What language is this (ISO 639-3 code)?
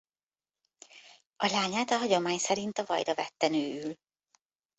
hun